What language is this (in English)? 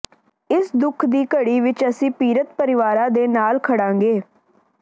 Punjabi